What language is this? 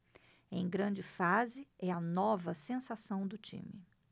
Portuguese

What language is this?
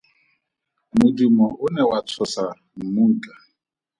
Tswana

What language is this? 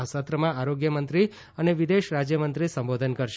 Gujarati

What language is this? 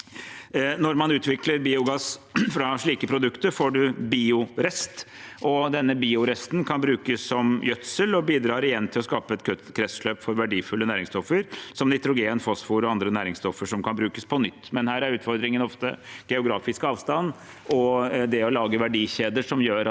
Norwegian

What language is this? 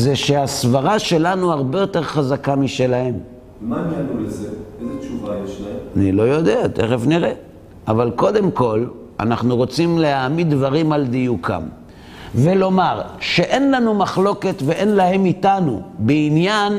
Hebrew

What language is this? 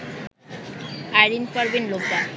Bangla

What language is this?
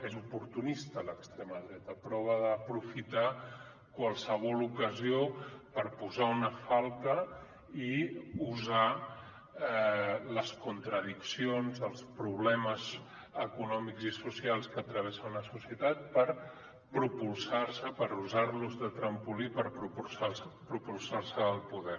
Catalan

